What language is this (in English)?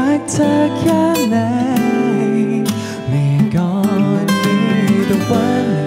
Thai